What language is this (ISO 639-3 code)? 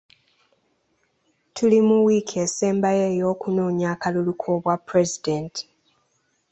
lug